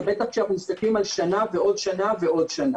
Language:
Hebrew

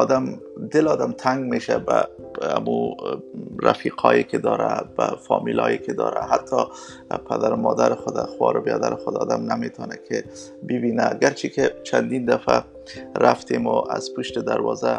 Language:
Persian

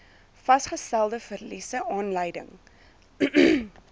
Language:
Afrikaans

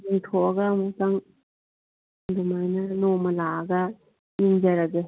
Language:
Manipuri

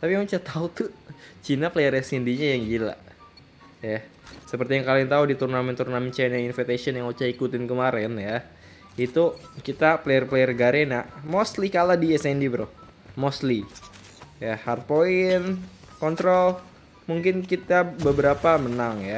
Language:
Indonesian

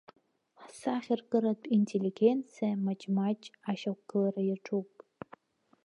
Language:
Abkhazian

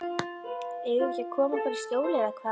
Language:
Icelandic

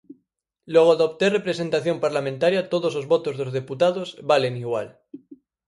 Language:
Galician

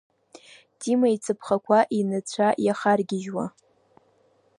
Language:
Abkhazian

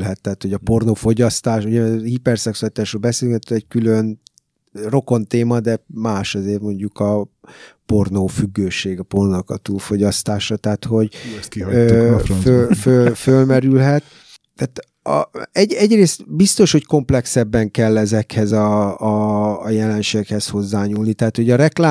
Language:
Hungarian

